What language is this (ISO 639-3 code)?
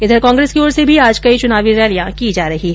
hin